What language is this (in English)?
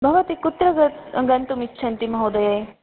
Sanskrit